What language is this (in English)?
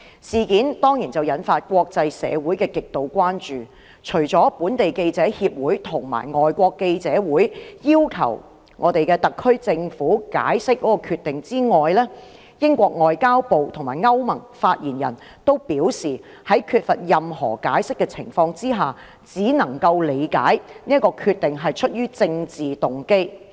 Cantonese